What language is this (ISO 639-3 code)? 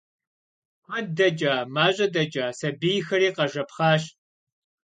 kbd